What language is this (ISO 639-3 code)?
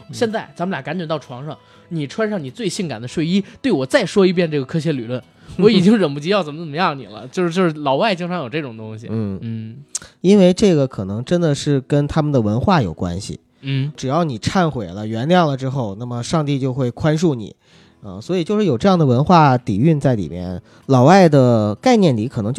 zho